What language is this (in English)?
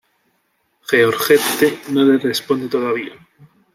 Spanish